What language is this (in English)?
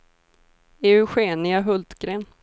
Swedish